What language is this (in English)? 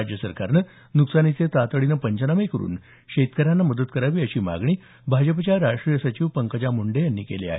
Marathi